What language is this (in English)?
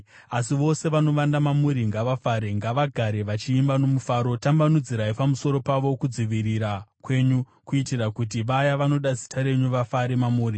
Shona